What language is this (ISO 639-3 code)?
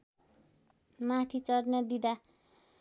nep